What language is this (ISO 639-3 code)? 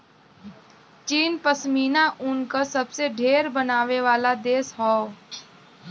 bho